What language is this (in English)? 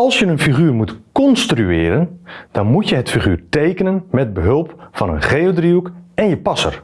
Dutch